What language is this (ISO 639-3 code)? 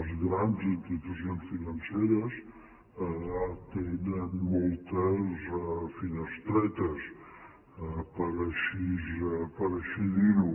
cat